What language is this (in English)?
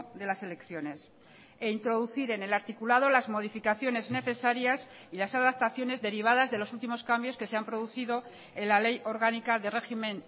Spanish